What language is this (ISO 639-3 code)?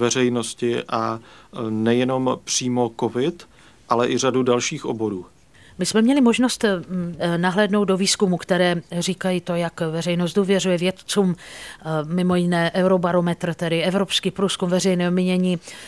ces